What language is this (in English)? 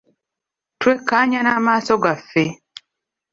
Ganda